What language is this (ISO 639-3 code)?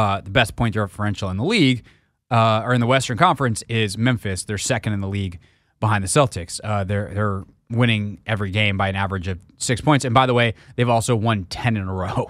eng